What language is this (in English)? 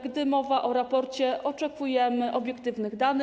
Polish